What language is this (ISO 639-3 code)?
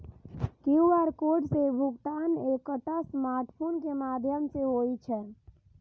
mai